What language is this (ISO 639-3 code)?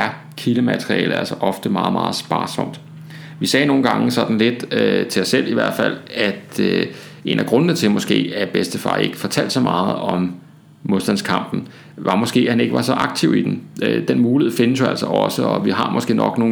dan